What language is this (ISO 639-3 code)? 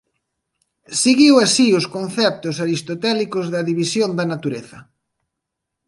glg